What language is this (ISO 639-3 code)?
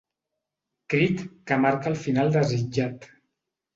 cat